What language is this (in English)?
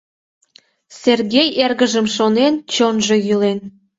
Mari